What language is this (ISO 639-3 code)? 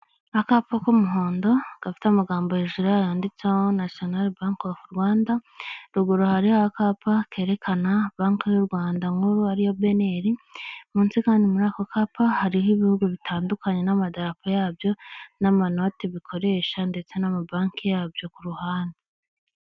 kin